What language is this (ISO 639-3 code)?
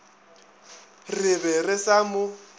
nso